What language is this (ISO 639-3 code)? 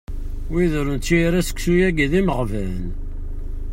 kab